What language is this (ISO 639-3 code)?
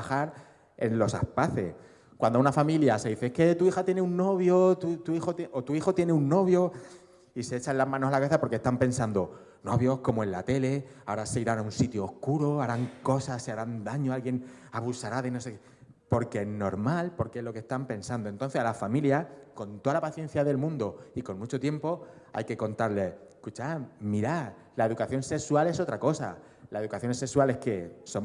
spa